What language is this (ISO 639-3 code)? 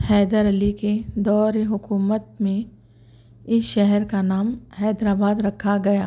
urd